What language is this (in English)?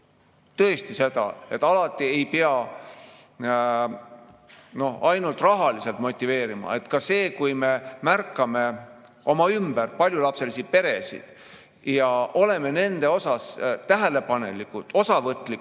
Estonian